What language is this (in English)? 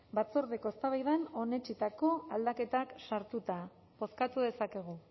Basque